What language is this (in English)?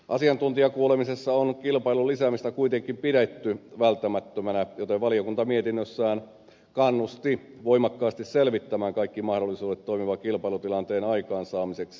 Finnish